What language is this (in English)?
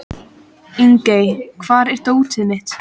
Icelandic